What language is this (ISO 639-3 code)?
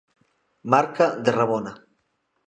glg